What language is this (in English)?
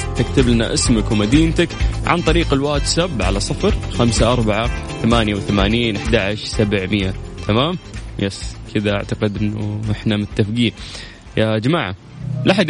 Arabic